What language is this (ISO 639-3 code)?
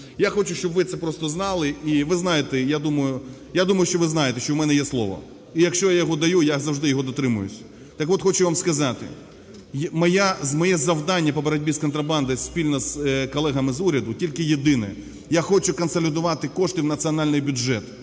ukr